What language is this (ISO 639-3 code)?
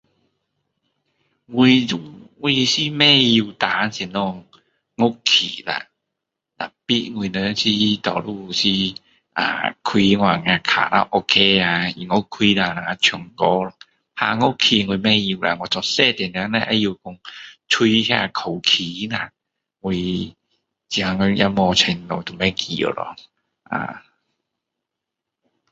cdo